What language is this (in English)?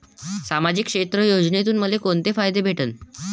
Marathi